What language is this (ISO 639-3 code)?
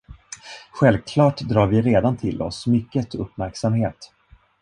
swe